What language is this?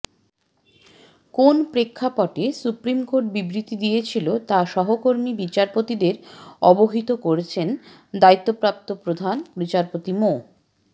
Bangla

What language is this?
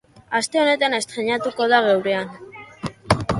Basque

